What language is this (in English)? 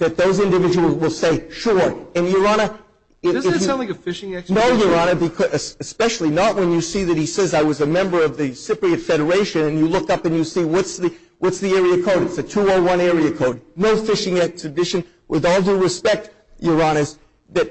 English